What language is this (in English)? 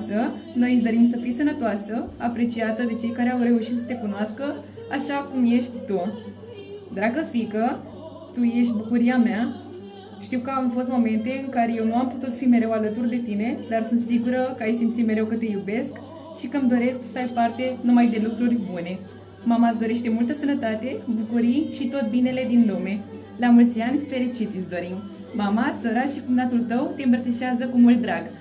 Romanian